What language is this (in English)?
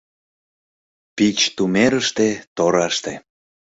Mari